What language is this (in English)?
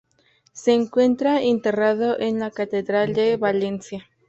Spanish